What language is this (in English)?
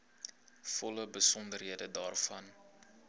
Afrikaans